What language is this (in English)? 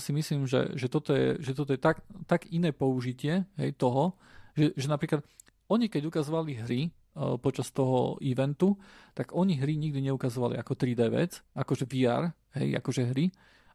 Slovak